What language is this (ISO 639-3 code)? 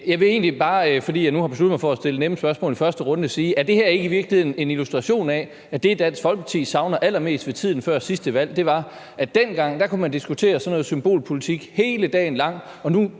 dan